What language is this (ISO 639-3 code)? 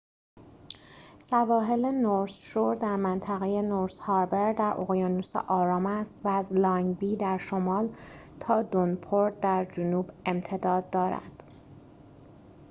fas